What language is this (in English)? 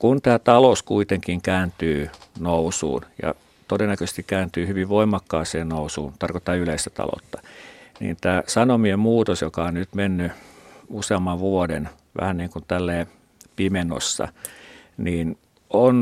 Finnish